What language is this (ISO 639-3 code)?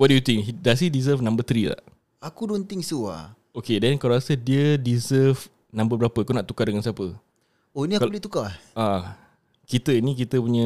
msa